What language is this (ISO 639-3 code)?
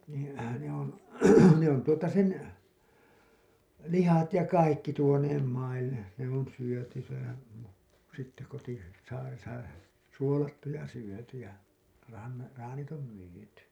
fin